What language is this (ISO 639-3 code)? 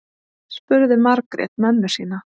isl